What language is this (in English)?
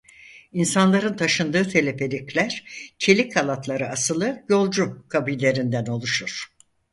Turkish